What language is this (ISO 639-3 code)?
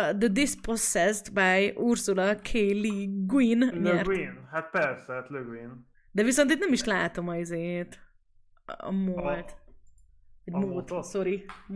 hun